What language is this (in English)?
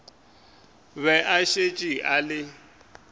Northern Sotho